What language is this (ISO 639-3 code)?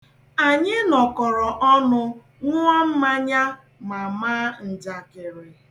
ibo